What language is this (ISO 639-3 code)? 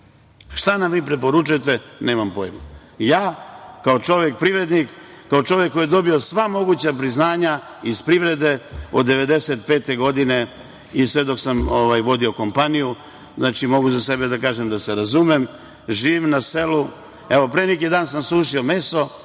srp